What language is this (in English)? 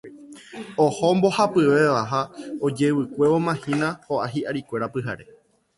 Guarani